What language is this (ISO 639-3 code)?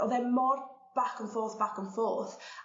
cym